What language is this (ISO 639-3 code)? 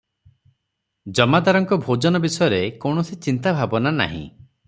ori